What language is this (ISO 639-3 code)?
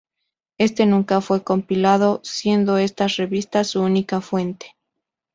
spa